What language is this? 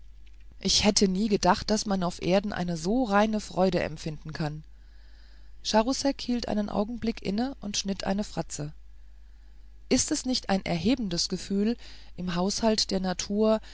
German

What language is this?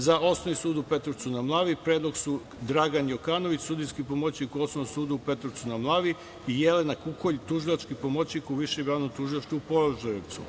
Serbian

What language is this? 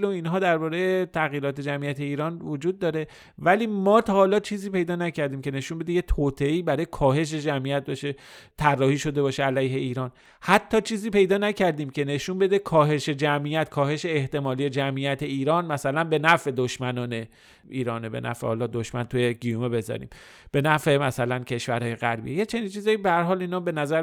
Persian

